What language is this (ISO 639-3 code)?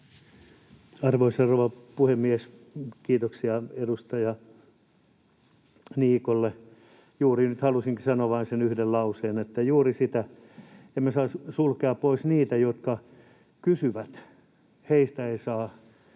fin